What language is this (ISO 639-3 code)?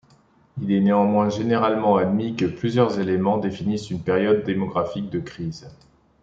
fra